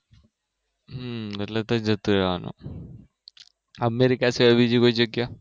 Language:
Gujarati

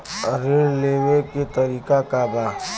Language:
Bhojpuri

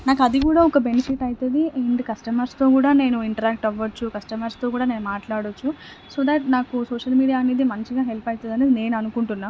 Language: Telugu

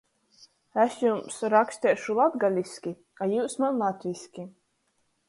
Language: Latgalian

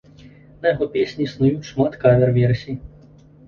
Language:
Belarusian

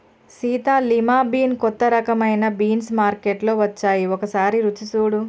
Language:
Telugu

